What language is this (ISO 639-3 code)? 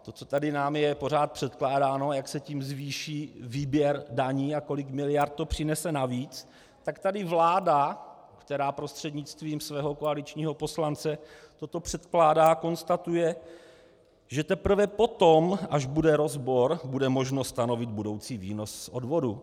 ces